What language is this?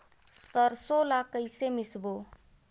Chhattisgarhi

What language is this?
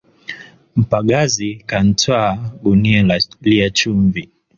Swahili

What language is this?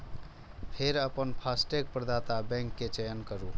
Maithili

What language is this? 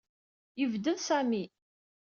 Kabyle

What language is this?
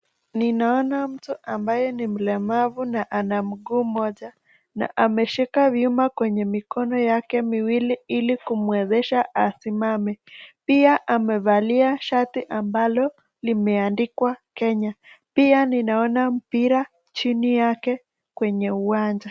Swahili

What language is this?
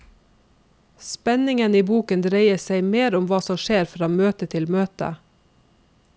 Norwegian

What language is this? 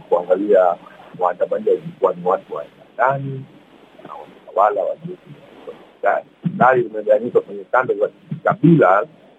Swahili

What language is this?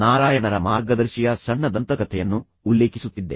Kannada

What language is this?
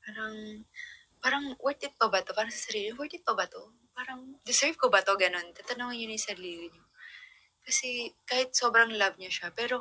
Filipino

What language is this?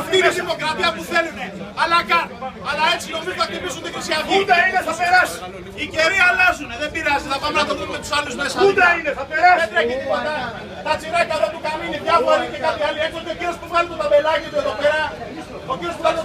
Greek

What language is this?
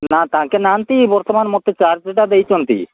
Odia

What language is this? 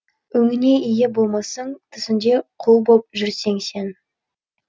Kazakh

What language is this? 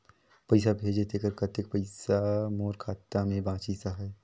Chhattisgarhi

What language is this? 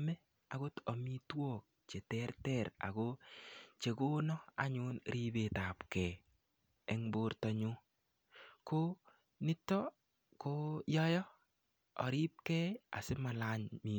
Kalenjin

